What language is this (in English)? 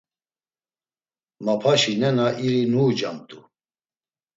Laz